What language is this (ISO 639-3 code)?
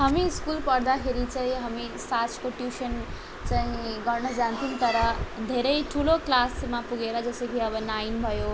nep